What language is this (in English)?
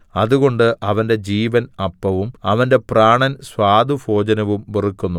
Malayalam